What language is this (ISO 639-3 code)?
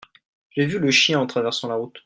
fra